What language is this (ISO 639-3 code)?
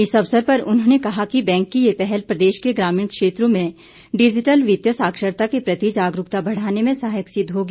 hin